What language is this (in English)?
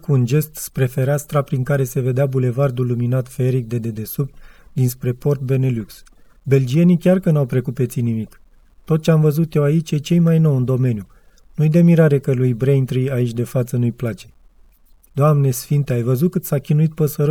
Romanian